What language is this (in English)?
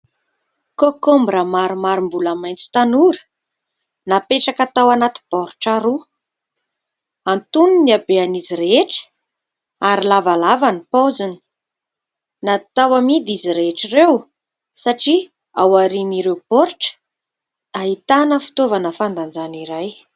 Malagasy